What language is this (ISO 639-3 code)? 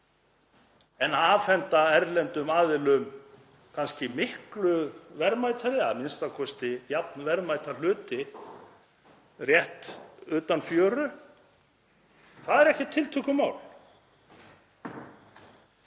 isl